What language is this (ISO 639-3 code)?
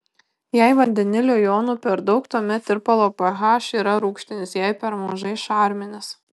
lit